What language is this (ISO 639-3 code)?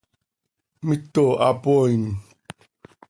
sei